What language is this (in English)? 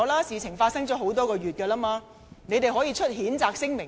Cantonese